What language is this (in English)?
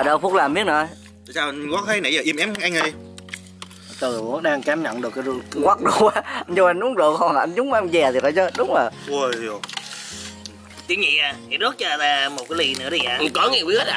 Vietnamese